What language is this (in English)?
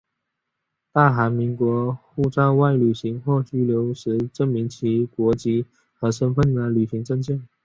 Chinese